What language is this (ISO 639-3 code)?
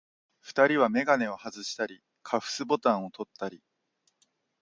jpn